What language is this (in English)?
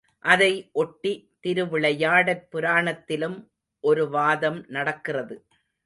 Tamil